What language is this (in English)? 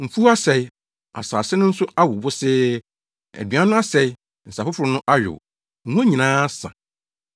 Akan